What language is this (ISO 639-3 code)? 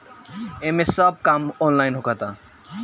bho